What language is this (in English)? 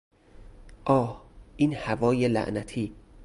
Persian